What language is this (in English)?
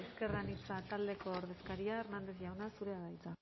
Basque